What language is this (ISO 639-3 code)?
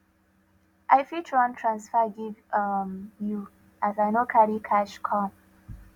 pcm